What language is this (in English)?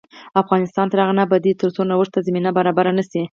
Pashto